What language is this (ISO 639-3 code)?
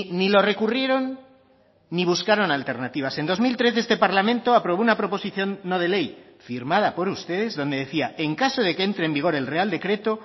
spa